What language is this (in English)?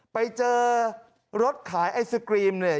Thai